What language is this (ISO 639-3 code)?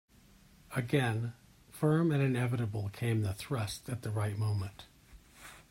eng